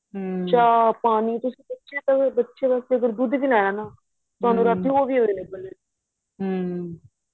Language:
Punjabi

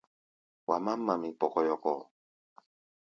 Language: Gbaya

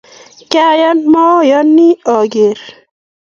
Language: Kalenjin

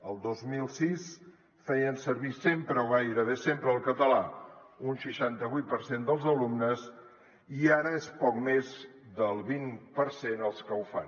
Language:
Catalan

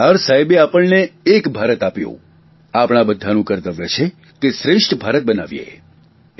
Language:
Gujarati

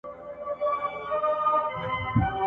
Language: Pashto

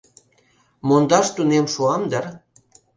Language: Mari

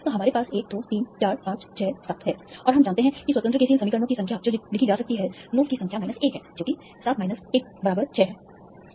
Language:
Hindi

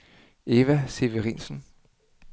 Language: Danish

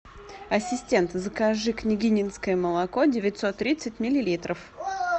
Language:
Russian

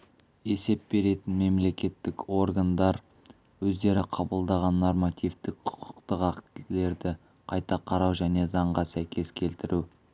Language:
Kazakh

